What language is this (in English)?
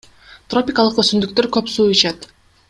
Kyrgyz